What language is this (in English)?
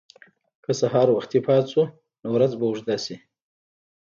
Pashto